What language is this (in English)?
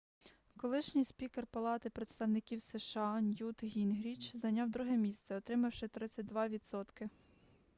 Ukrainian